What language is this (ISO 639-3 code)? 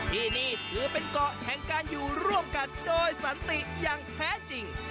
tha